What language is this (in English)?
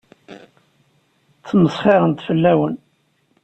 Kabyle